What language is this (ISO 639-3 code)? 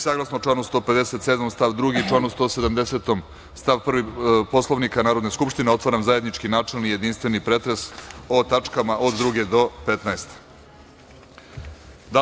srp